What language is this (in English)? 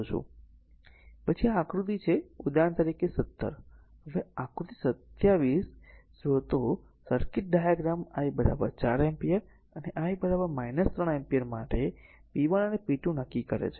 Gujarati